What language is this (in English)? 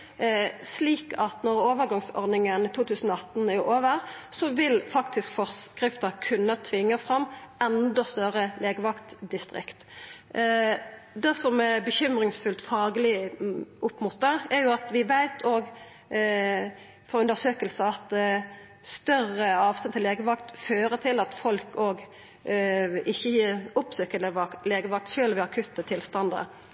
Norwegian Nynorsk